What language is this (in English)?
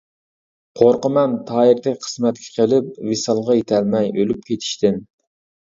Uyghur